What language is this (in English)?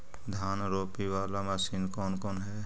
Magahi